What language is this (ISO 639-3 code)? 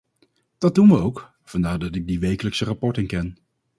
nld